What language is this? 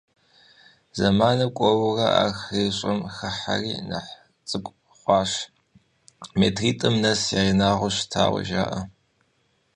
Kabardian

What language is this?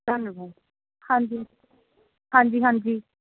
Punjabi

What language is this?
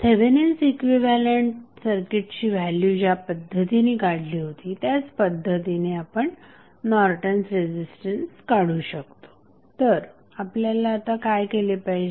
Marathi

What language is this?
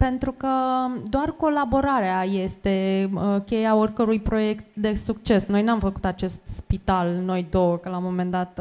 Romanian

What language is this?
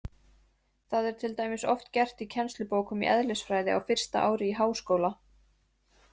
Icelandic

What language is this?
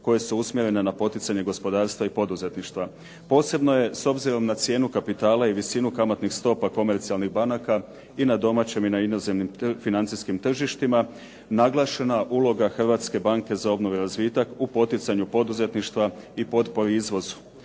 Croatian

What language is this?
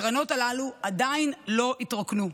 Hebrew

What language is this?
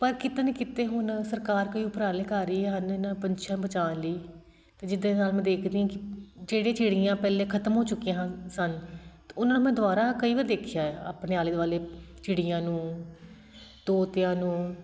Punjabi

